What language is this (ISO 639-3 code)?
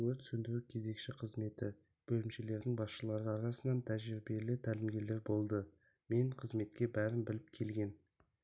kaz